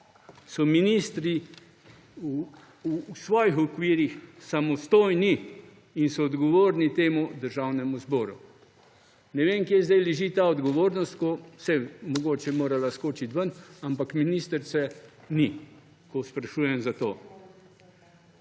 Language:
Slovenian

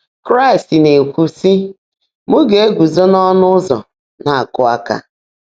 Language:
Igbo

